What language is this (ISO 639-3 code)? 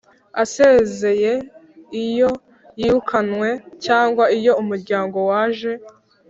kin